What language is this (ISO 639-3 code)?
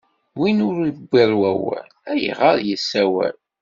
kab